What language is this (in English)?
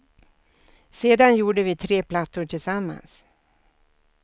Swedish